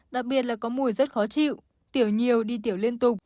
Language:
Vietnamese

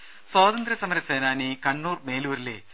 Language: Malayalam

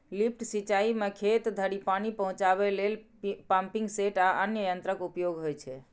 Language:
Maithili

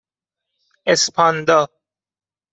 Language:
Persian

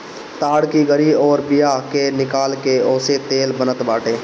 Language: Bhojpuri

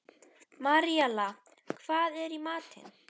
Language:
Icelandic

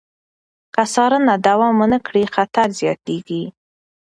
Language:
Pashto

